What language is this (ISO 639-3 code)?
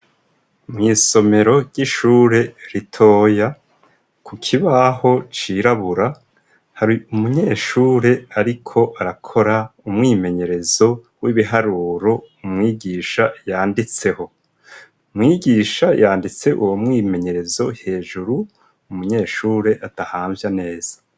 run